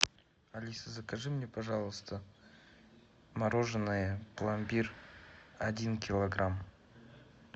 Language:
Russian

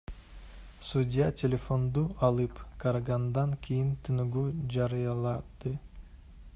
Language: Kyrgyz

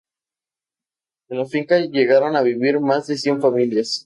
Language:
Spanish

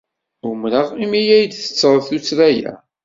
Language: Kabyle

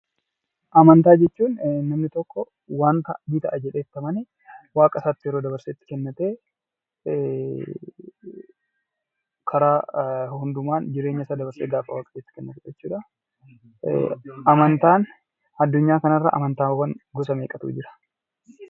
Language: Oromo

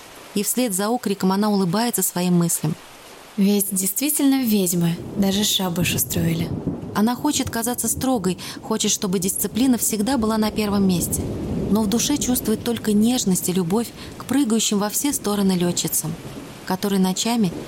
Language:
Russian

